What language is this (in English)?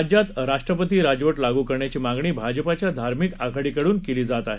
Marathi